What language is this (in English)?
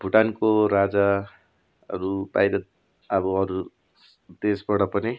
Nepali